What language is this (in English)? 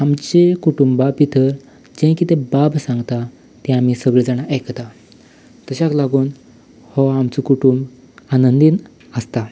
Konkani